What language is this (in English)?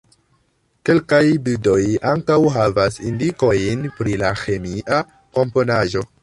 Esperanto